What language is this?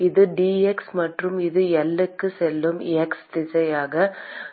Tamil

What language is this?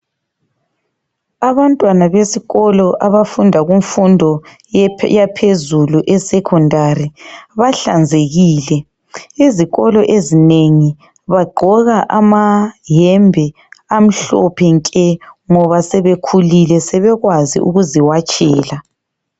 North Ndebele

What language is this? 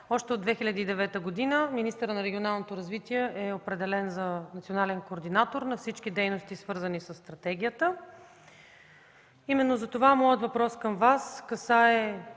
Bulgarian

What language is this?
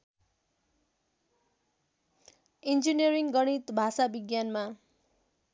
Nepali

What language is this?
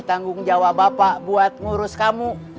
Indonesian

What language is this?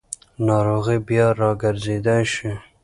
Pashto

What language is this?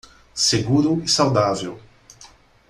Portuguese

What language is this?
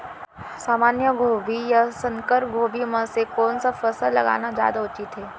Chhattisgarhi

